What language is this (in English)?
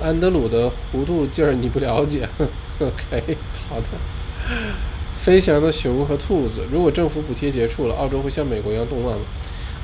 Chinese